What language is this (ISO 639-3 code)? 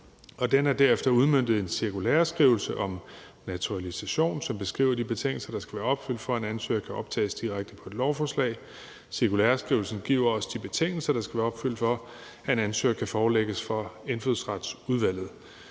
dan